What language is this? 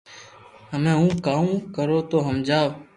Loarki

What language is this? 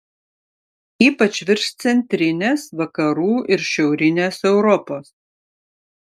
Lithuanian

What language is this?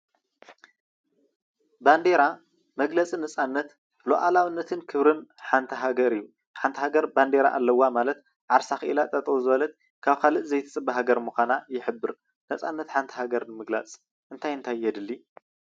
Tigrinya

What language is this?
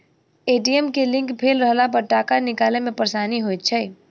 Maithili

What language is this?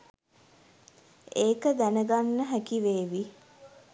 Sinhala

